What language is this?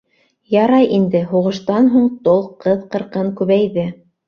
Bashkir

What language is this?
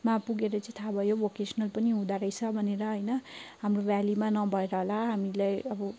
Nepali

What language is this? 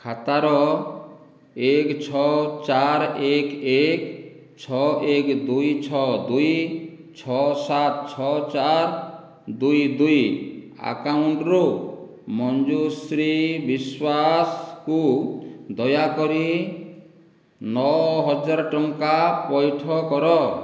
Odia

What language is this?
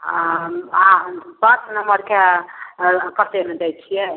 Maithili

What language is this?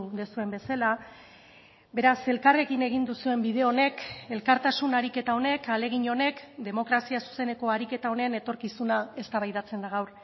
Basque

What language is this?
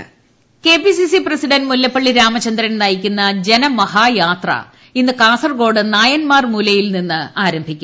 Malayalam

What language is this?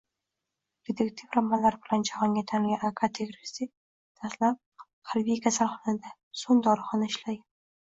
Uzbek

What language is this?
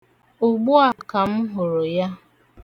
Igbo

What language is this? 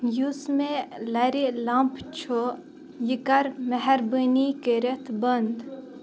Kashmiri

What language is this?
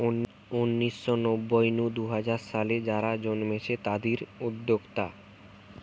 Bangla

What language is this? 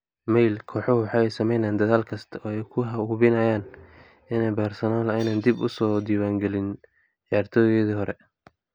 Somali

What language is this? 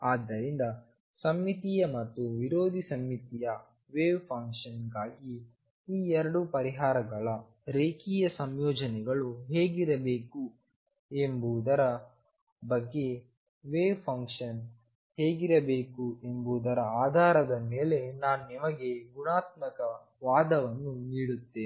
Kannada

